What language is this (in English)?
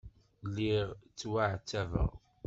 Kabyle